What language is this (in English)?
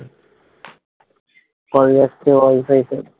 Bangla